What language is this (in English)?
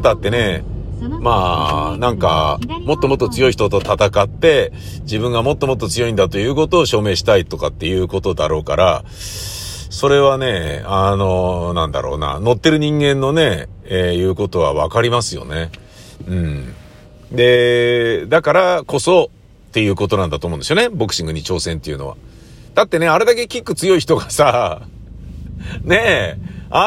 Japanese